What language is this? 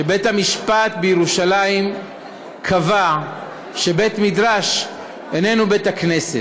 Hebrew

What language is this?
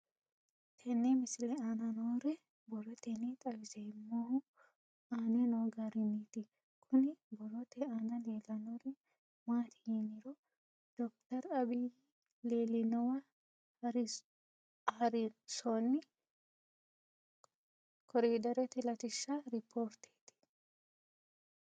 Sidamo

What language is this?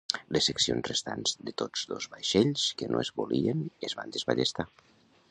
Catalan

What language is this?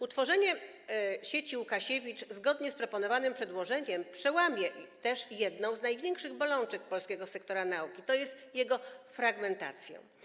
Polish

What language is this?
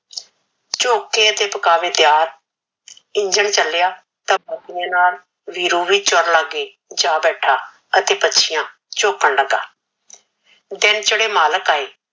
Punjabi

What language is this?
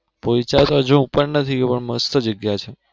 Gujarati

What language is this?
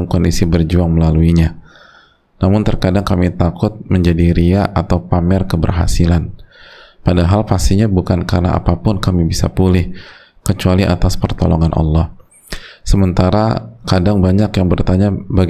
Indonesian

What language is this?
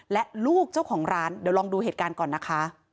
Thai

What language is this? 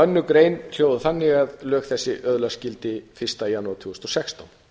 Icelandic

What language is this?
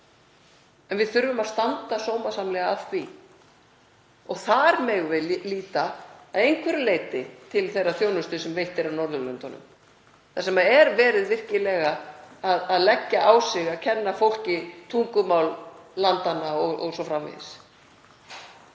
Icelandic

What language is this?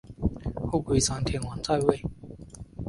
Chinese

